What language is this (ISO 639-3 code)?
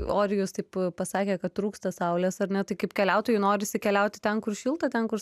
lit